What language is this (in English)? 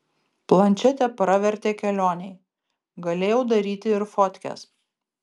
Lithuanian